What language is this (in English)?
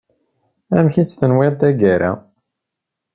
Kabyle